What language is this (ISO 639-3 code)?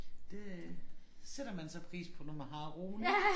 dan